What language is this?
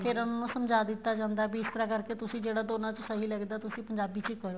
Punjabi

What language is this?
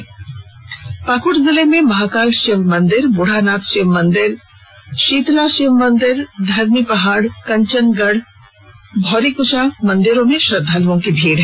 Hindi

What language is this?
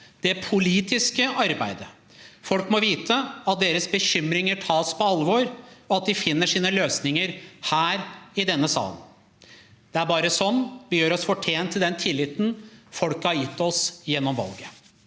Norwegian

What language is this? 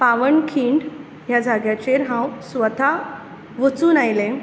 Konkani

